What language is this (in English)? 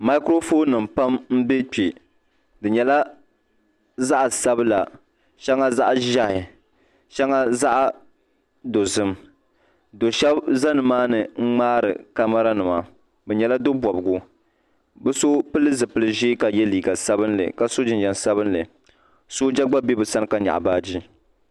Dagbani